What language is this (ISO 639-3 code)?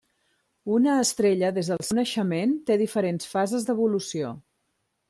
cat